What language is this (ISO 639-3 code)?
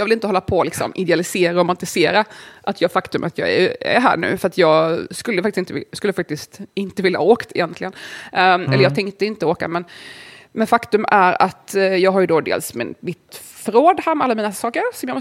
swe